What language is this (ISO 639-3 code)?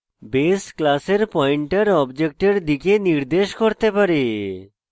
ben